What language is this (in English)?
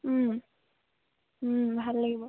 Assamese